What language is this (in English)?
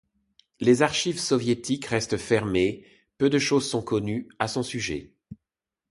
French